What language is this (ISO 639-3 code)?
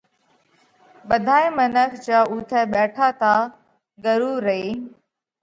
kvx